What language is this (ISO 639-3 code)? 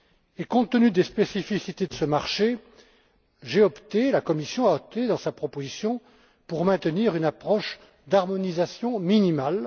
fra